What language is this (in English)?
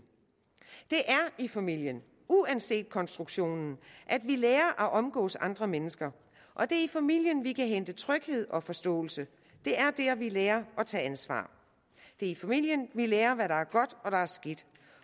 Danish